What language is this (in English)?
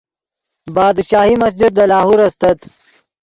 Yidgha